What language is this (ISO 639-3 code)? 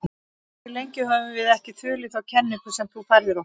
isl